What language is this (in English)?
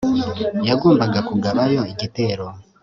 Kinyarwanda